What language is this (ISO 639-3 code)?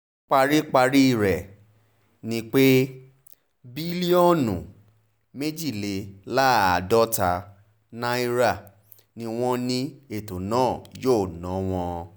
yor